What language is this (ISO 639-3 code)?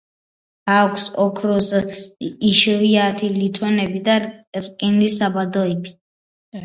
kat